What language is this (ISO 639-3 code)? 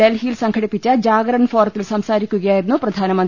mal